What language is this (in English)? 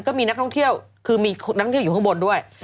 Thai